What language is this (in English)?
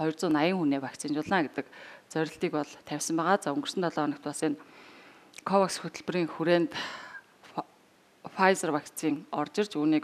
Dutch